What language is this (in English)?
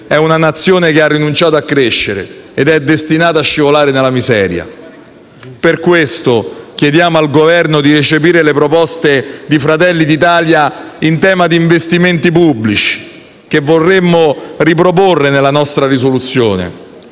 Italian